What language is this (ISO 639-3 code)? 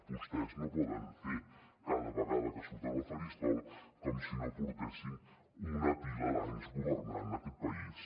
cat